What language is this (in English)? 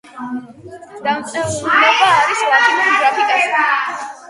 Georgian